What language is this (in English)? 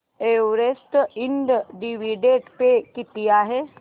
Marathi